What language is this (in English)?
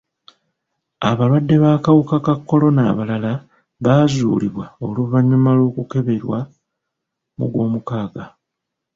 Ganda